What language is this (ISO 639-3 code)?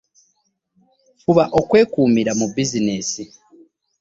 lug